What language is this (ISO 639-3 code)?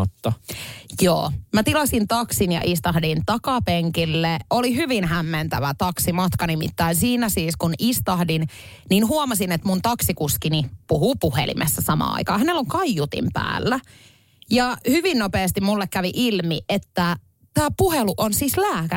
fin